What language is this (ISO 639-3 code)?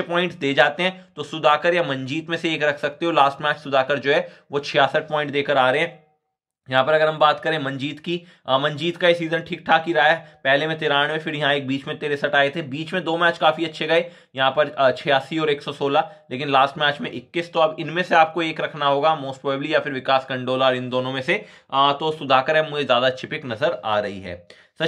hin